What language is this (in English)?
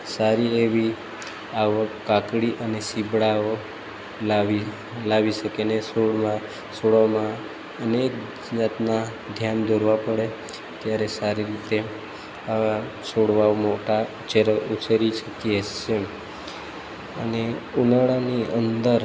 Gujarati